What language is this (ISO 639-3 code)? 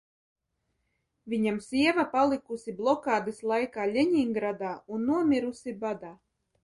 lav